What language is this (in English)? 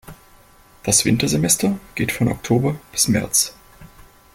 German